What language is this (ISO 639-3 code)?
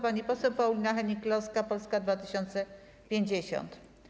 pol